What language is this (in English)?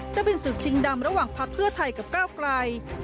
Thai